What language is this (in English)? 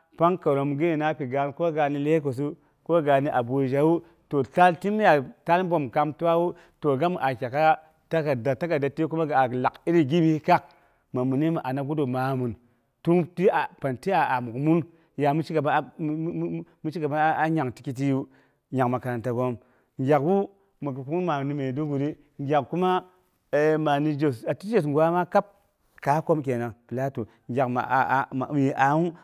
Boghom